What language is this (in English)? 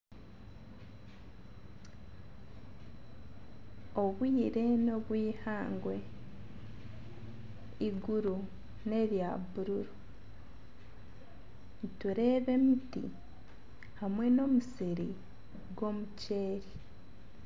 Nyankole